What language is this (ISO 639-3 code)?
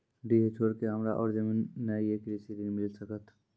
mai